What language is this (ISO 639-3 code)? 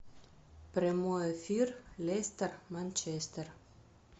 rus